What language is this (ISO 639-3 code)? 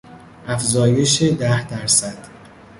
fas